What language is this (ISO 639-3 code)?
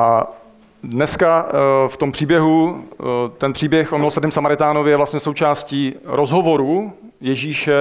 ces